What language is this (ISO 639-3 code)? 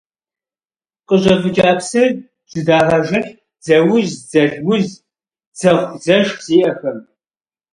kbd